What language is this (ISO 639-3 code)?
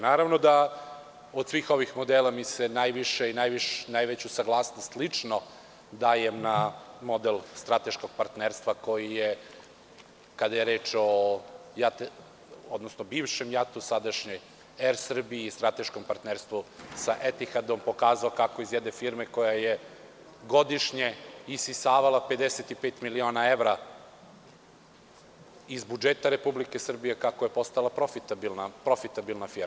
srp